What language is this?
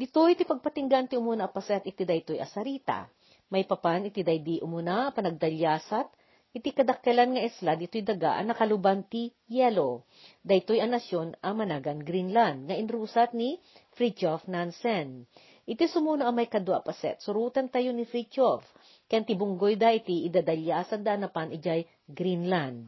Filipino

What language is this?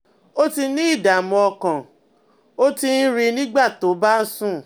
Yoruba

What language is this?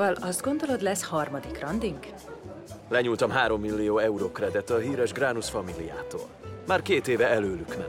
Hungarian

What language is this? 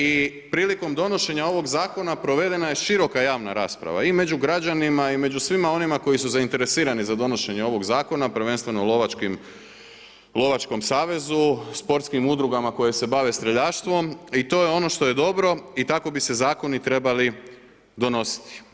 Croatian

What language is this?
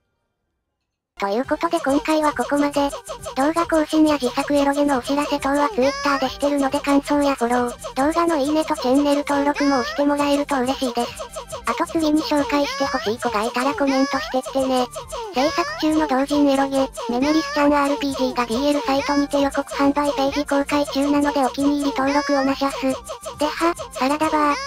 Japanese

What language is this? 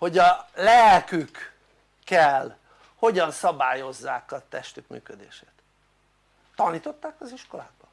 Hungarian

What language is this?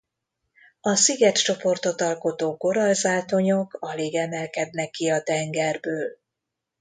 Hungarian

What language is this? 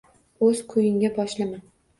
Uzbek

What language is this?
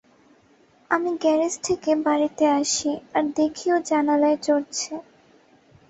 Bangla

